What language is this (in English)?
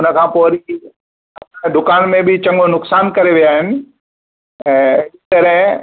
Sindhi